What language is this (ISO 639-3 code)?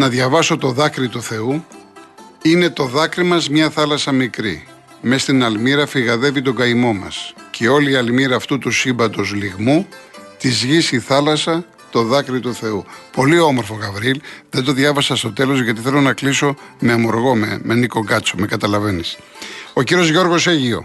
ell